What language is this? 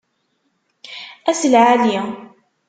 Kabyle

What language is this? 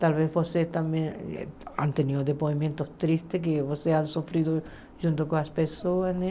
Portuguese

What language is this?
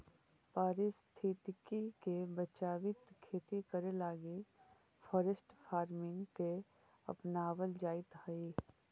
Magahi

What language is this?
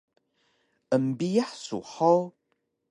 Taroko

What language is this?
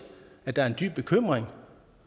Danish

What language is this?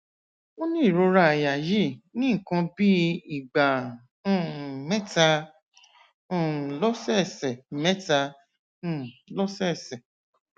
Yoruba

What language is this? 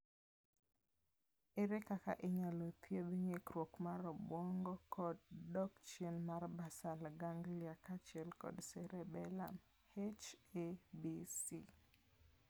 Luo (Kenya and Tanzania)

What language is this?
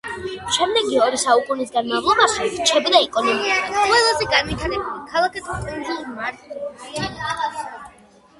Georgian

